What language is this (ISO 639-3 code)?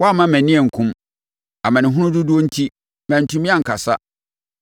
aka